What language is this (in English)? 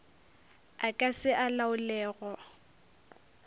Northern Sotho